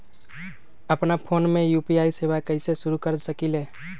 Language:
Magahi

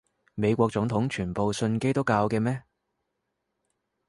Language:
Cantonese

